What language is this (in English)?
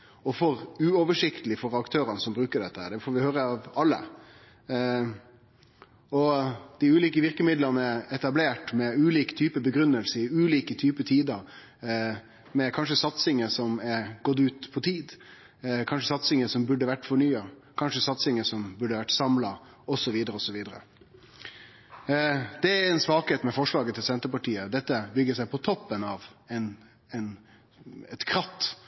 Norwegian Nynorsk